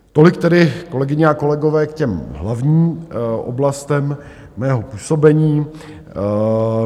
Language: Czech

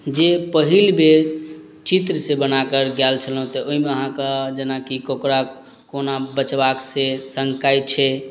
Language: Maithili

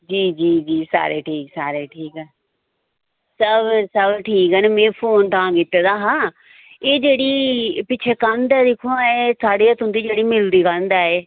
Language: Dogri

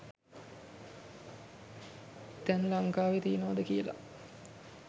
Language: Sinhala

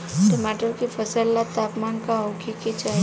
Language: Bhojpuri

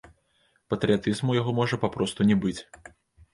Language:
Belarusian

